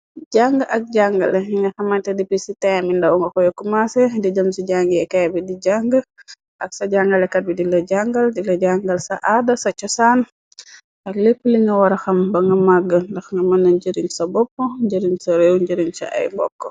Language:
Wolof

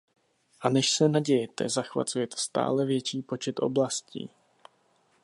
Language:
Czech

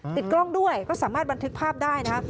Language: Thai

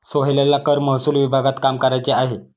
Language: Marathi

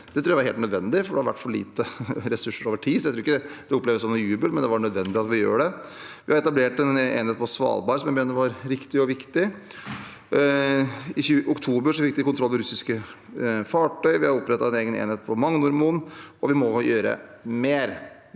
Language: Norwegian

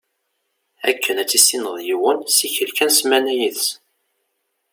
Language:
Kabyle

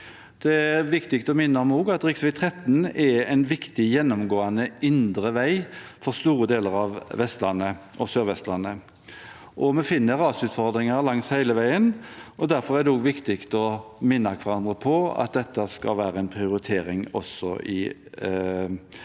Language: Norwegian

